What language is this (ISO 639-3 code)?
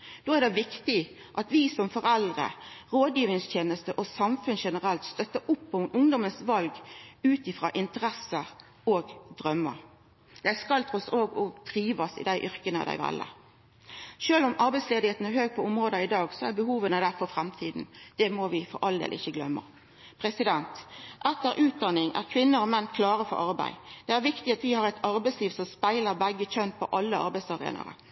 nno